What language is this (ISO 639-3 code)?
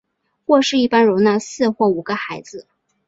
zho